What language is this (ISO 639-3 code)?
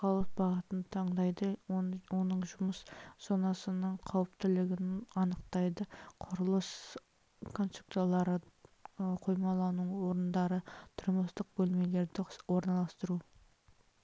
kaz